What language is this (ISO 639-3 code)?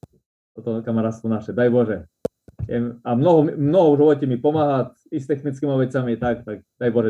slk